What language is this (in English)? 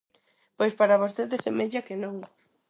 Galician